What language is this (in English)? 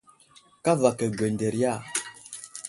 Wuzlam